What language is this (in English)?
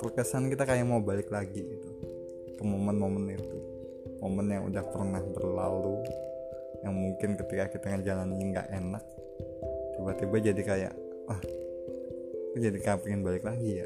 Indonesian